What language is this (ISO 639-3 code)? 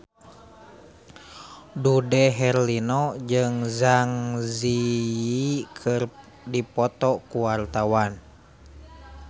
sun